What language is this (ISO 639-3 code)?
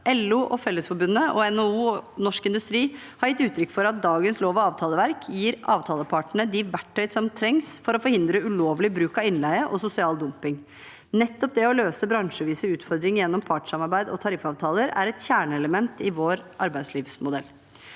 nor